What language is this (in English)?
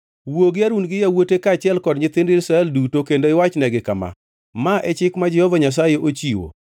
Luo (Kenya and Tanzania)